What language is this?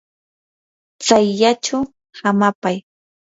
Yanahuanca Pasco Quechua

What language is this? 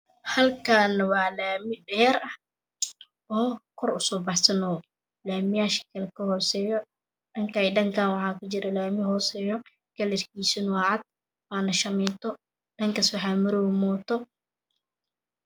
Somali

